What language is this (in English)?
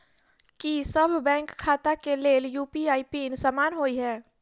Maithili